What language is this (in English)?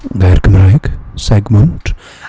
Welsh